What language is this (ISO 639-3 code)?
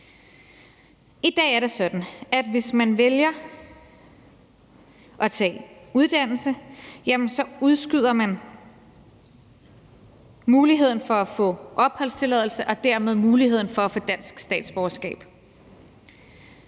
dan